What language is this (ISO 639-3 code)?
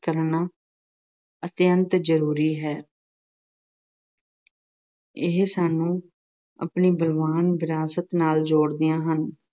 pan